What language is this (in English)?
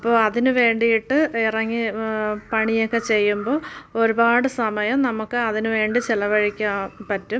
Malayalam